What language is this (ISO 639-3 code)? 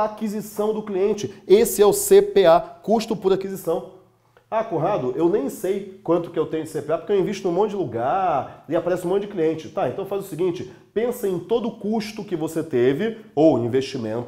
por